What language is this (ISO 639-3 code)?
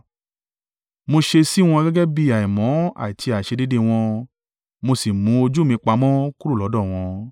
yor